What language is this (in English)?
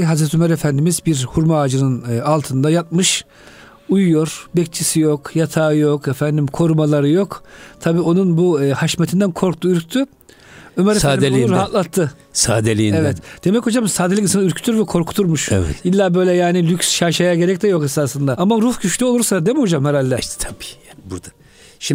Turkish